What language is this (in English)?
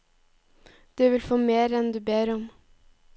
Norwegian